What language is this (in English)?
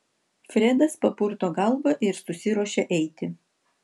Lithuanian